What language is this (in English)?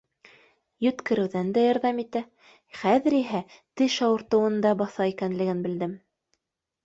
Bashkir